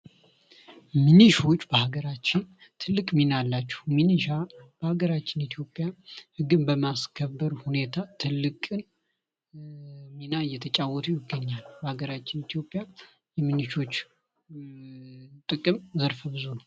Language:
Amharic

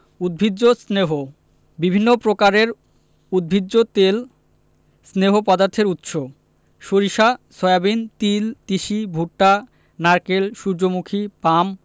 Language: Bangla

